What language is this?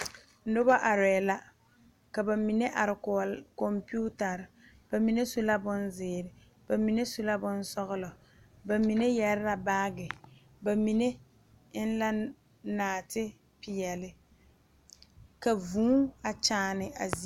Southern Dagaare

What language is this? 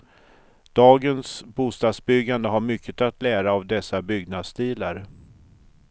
Swedish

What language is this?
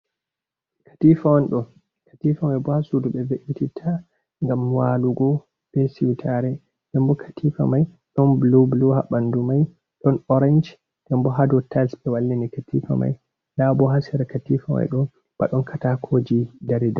Fula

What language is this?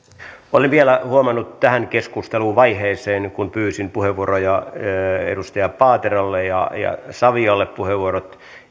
Finnish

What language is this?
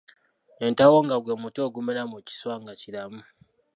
Ganda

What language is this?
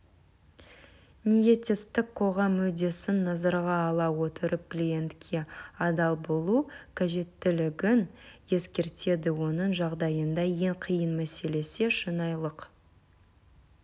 Kazakh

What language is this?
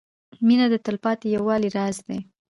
Pashto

